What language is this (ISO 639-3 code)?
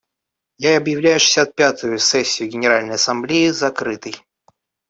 rus